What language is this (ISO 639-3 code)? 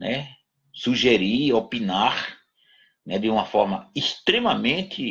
por